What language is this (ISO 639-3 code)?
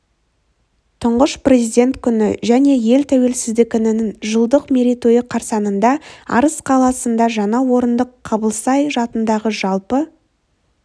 kaz